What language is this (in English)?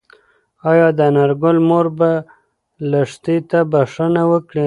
Pashto